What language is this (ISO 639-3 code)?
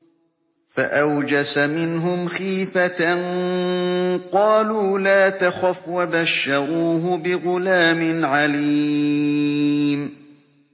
ara